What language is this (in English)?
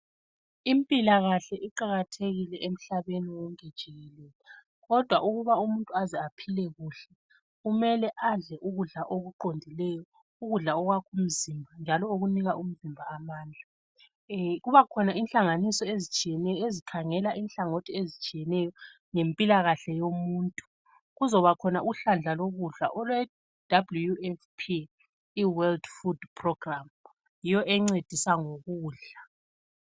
North Ndebele